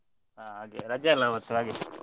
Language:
Kannada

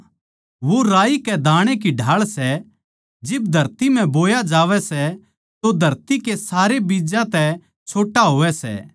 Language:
Haryanvi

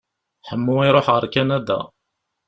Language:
Kabyle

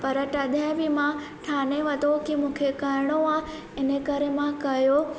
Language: Sindhi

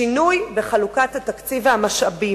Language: Hebrew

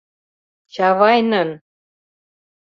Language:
Mari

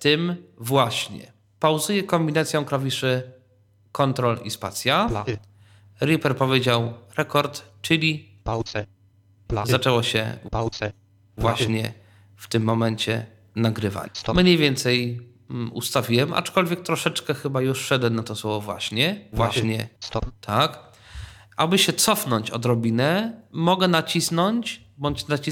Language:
Polish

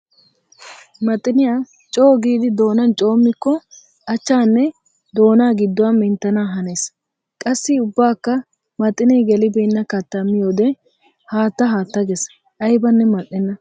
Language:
Wolaytta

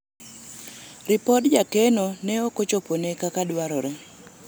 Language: Luo (Kenya and Tanzania)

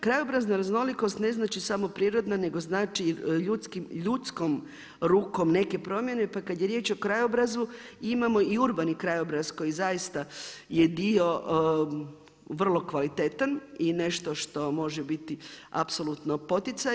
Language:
Croatian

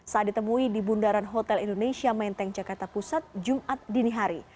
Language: Indonesian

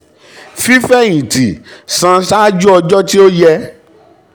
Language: Yoruba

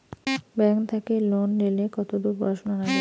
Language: Bangla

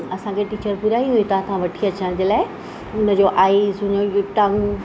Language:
Sindhi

